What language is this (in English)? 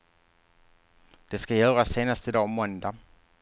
Swedish